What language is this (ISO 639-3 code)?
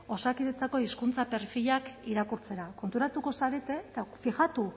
eus